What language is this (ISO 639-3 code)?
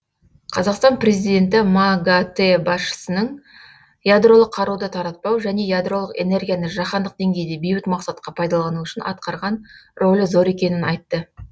kaz